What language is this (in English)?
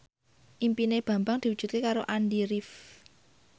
Javanese